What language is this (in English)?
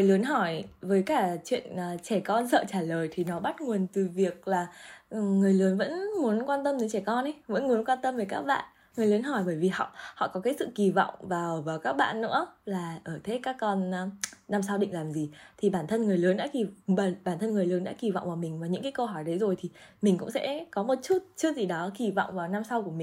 Vietnamese